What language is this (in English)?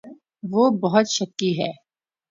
Urdu